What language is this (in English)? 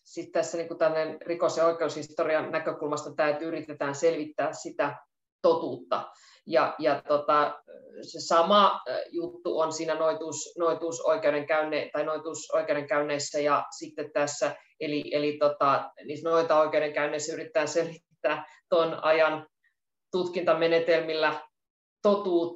Finnish